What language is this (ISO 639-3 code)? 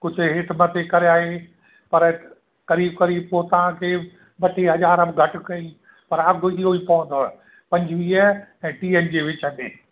snd